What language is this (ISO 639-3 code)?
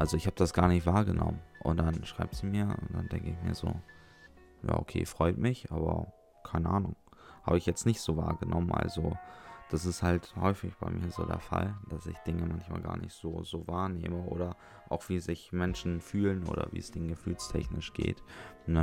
deu